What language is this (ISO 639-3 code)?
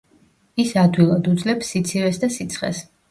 kat